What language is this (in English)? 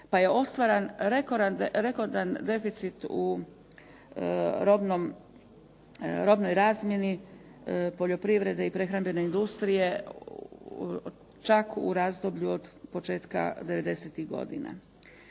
Croatian